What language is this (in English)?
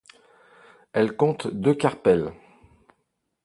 French